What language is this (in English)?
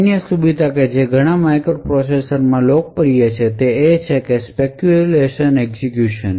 Gujarati